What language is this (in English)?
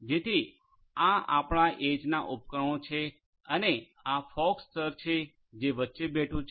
Gujarati